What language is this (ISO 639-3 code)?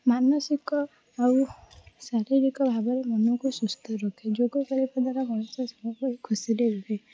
ori